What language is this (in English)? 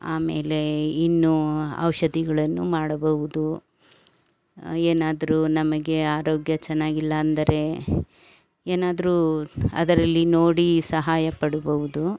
Kannada